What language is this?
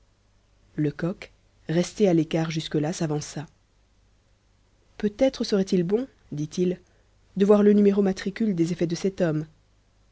French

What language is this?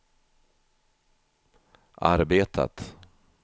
Swedish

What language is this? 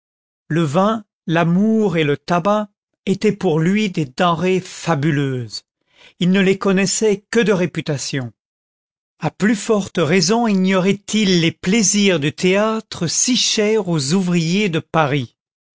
French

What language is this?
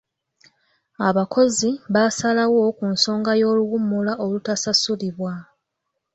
Ganda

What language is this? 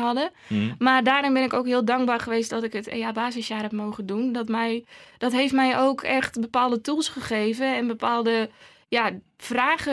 Dutch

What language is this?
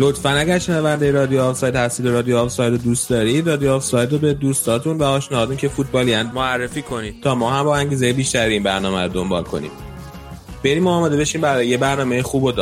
Persian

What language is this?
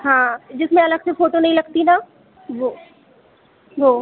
Hindi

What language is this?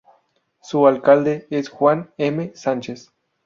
Spanish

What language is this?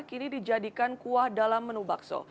Indonesian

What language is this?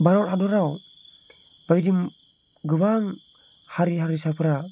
Bodo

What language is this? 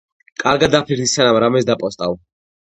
Georgian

